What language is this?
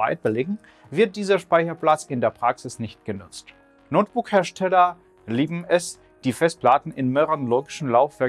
German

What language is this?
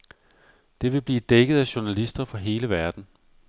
Danish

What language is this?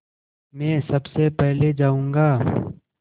Hindi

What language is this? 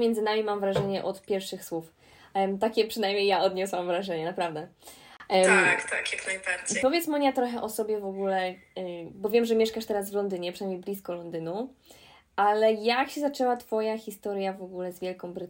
Polish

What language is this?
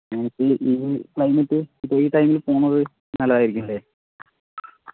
Malayalam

